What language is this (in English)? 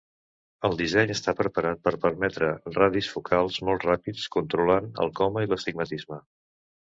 Catalan